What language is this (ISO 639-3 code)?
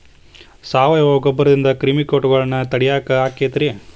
kan